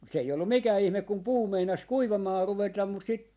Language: Finnish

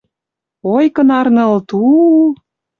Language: Western Mari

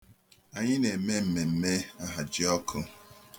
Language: Igbo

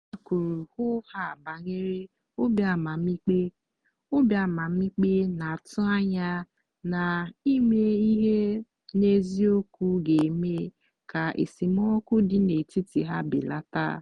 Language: Igbo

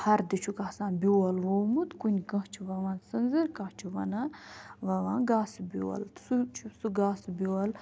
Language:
Kashmiri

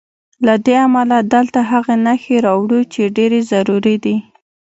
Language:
Pashto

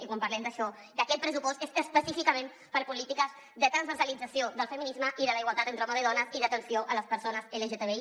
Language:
Catalan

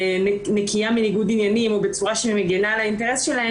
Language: Hebrew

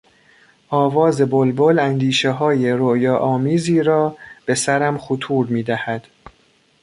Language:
Persian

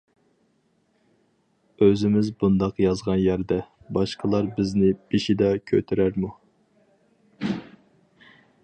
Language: Uyghur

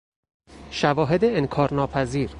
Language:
Persian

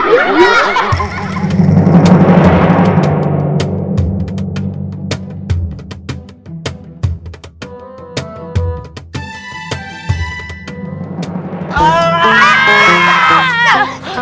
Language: Indonesian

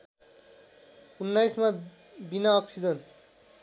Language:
Nepali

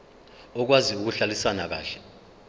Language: Zulu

